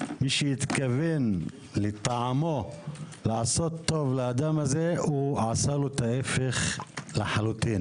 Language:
Hebrew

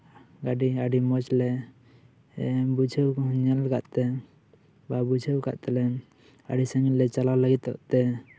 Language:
Santali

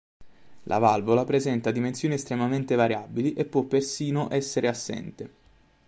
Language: Italian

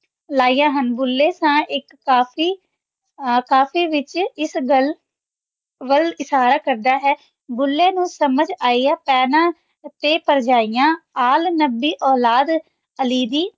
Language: Punjabi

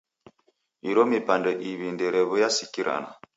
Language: Taita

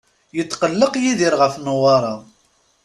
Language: Kabyle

